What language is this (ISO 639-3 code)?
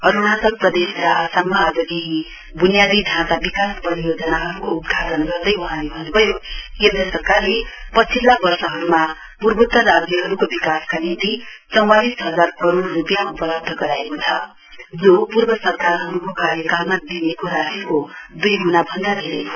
nep